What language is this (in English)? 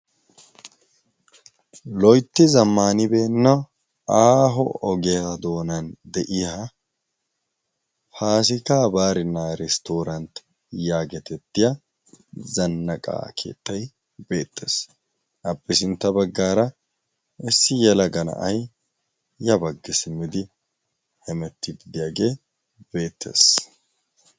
Wolaytta